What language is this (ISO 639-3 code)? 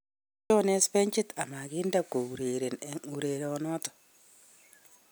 kln